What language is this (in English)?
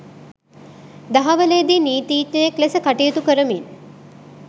Sinhala